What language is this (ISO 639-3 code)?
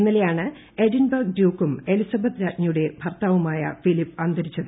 mal